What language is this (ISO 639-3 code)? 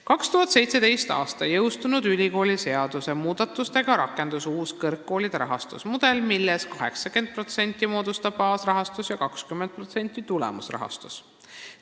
est